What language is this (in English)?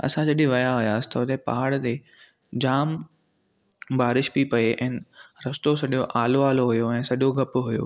Sindhi